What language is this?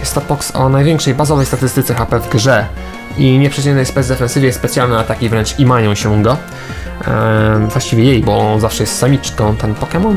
Polish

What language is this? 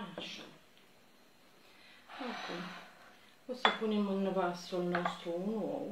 Romanian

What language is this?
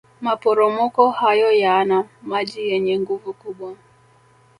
Swahili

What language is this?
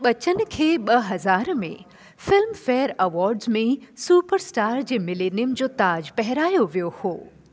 Sindhi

